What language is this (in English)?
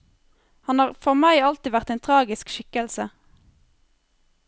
Norwegian